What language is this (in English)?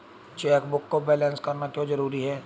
Hindi